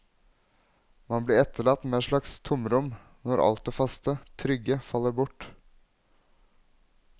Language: Norwegian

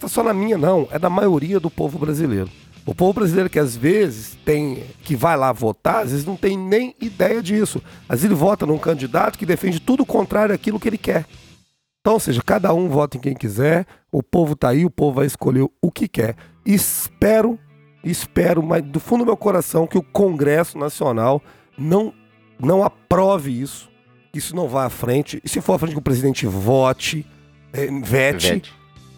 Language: Portuguese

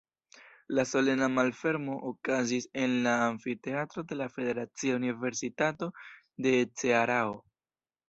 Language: Esperanto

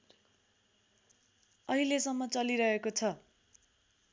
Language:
Nepali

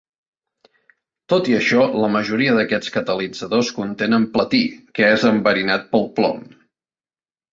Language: Catalan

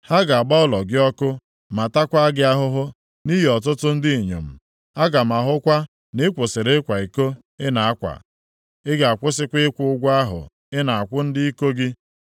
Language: Igbo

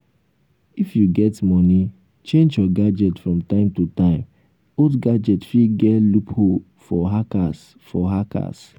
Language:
Nigerian Pidgin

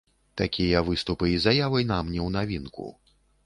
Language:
Belarusian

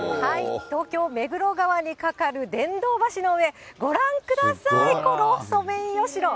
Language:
Japanese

